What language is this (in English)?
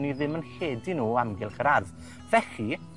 Welsh